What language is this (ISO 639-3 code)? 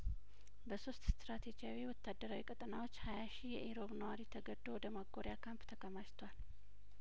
amh